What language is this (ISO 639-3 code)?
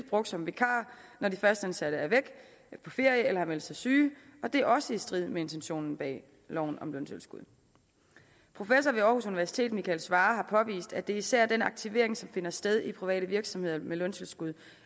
dan